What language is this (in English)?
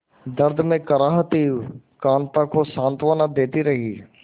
Hindi